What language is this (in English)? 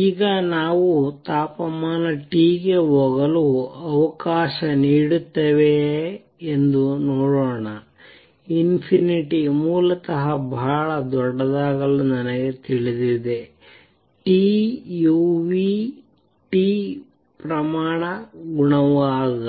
Kannada